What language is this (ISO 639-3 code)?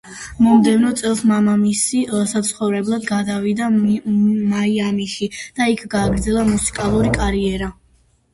kat